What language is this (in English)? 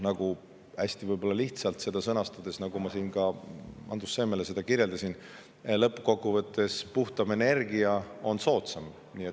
Estonian